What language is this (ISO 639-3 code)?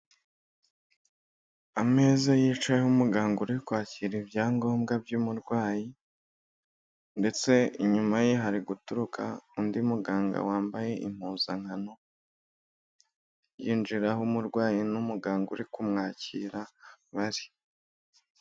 kin